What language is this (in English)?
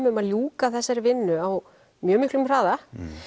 Icelandic